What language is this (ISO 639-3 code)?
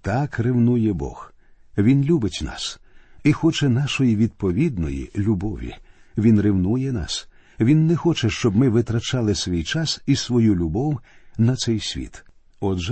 ukr